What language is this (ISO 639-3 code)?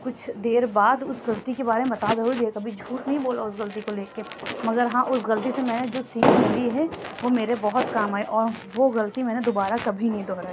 urd